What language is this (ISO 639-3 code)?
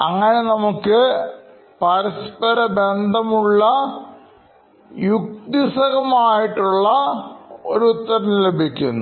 mal